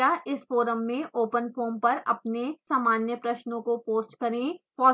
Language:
Hindi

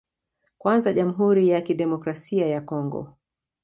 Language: Swahili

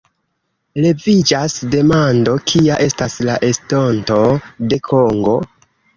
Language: Esperanto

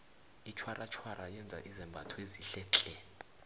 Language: South Ndebele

